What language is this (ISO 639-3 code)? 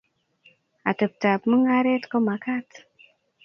kln